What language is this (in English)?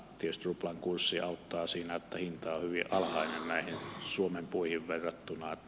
Finnish